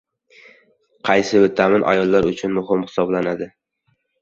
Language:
Uzbek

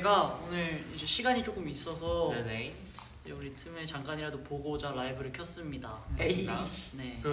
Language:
Korean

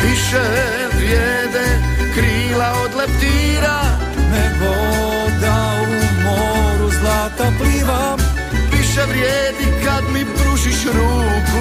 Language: Croatian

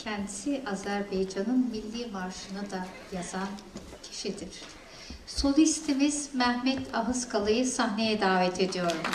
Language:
Turkish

